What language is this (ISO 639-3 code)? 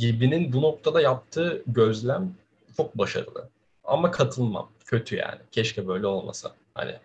tur